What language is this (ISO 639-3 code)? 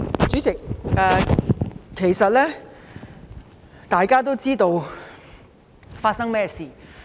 yue